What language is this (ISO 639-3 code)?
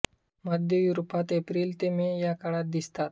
mar